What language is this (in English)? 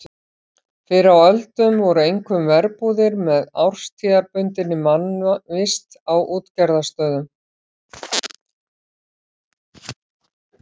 Icelandic